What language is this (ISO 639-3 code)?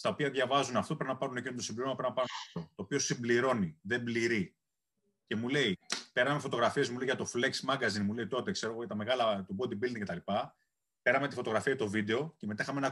ell